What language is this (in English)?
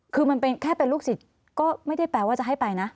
Thai